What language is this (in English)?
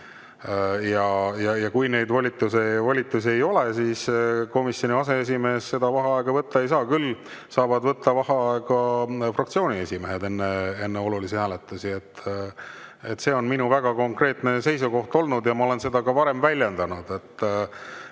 Estonian